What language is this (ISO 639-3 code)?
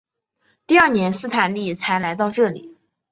zho